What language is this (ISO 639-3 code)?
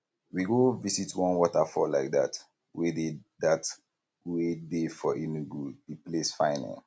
pcm